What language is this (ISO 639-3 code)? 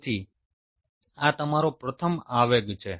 guj